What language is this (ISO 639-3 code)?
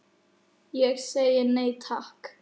isl